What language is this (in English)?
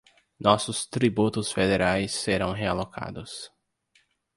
Portuguese